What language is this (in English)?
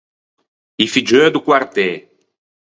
Ligurian